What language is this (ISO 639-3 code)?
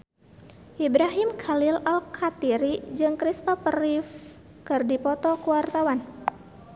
sun